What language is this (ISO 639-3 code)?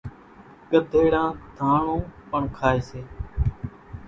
gjk